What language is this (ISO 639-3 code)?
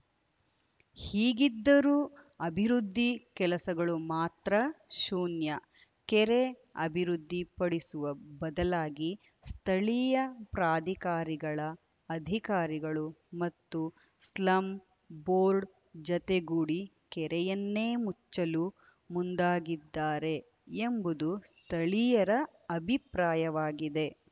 kan